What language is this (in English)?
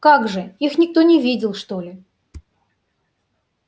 Russian